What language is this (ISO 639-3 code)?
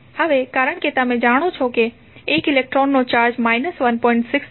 guj